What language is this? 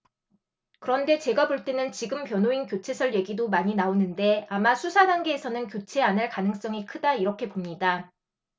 Korean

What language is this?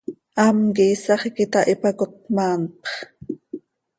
Seri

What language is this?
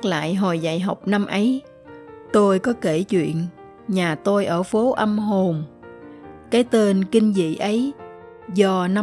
Vietnamese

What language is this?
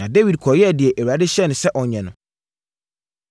Akan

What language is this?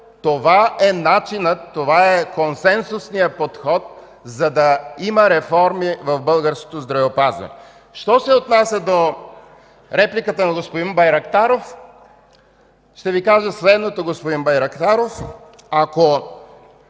Bulgarian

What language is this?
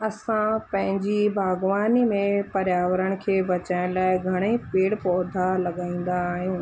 Sindhi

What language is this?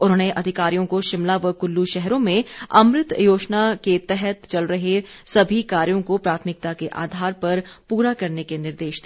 Hindi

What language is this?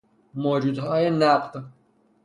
Persian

